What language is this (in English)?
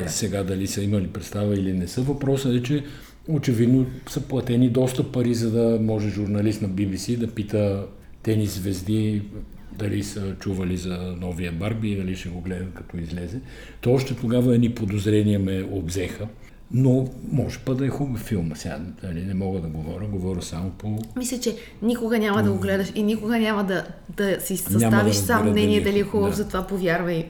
Bulgarian